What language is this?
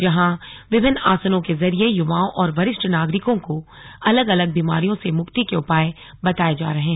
Hindi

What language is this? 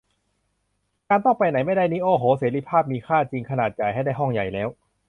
Thai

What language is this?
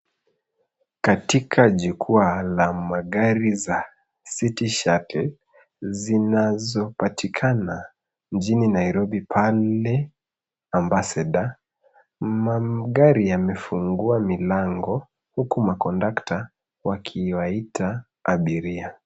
Swahili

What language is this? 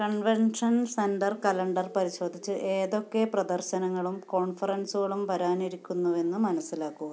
Malayalam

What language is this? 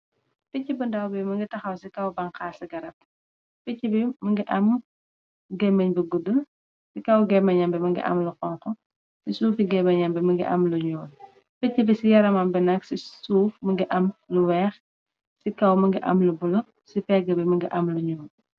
Wolof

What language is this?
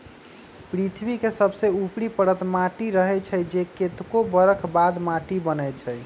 Magahi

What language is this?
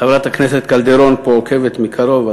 Hebrew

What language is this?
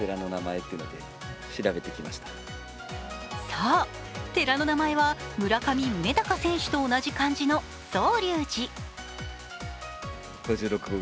Japanese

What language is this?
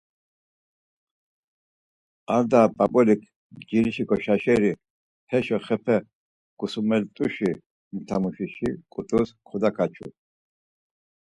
Laz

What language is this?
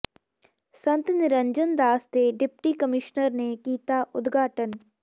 Punjabi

